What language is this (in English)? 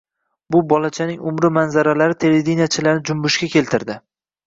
Uzbek